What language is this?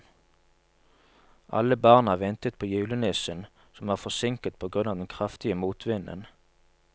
Norwegian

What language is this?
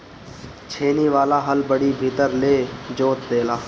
Bhojpuri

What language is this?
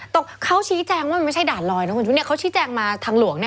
Thai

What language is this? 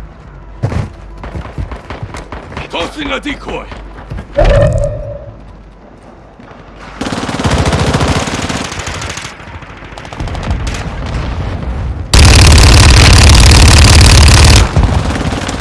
English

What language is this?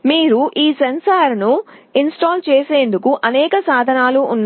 Telugu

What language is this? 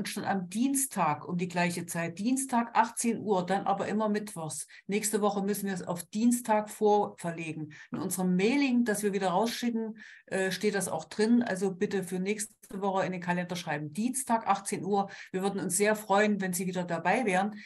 German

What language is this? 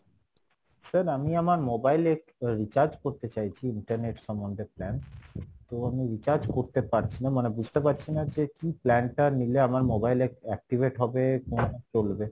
Bangla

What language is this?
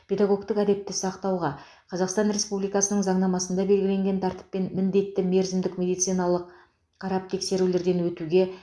Kazakh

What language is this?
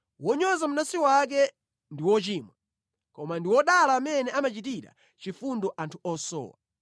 Nyanja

